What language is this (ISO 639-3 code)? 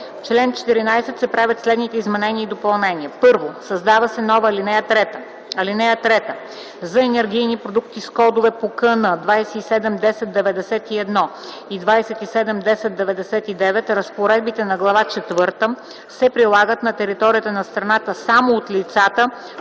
bul